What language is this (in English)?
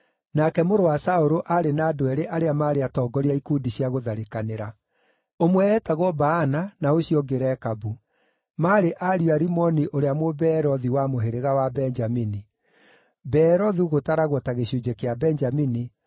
Kikuyu